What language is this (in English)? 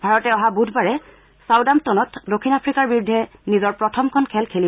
Assamese